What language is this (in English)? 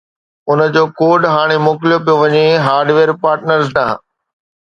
Sindhi